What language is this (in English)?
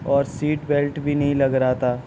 Urdu